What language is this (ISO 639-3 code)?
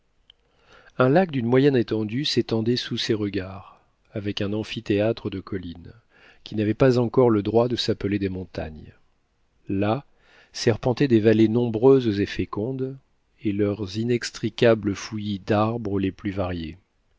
fra